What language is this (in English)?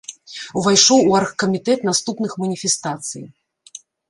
Belarusian